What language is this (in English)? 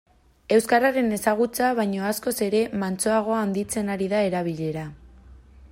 Basque